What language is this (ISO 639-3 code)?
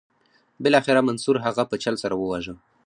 pus